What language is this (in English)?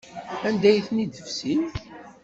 Kabyle